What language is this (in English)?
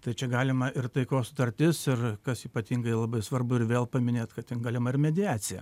Lithuanian